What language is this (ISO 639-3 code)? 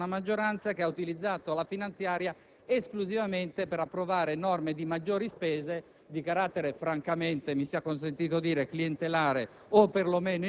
ita